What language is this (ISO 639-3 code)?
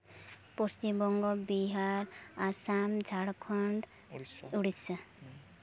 sat